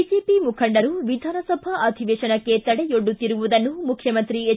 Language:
Kannada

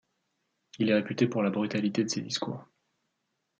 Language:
French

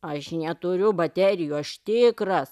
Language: Lithuanian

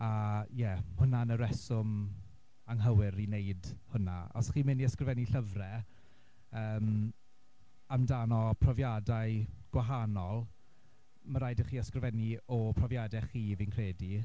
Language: Welsh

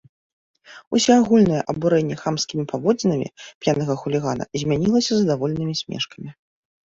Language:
Belarusian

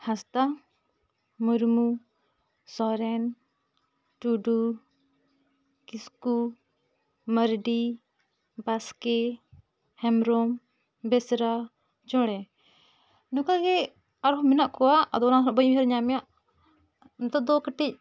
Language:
Santali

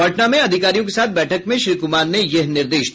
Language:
Hindi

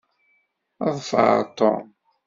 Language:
Kabyle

